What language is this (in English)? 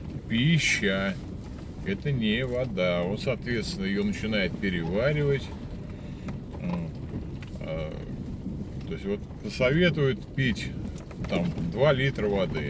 Russian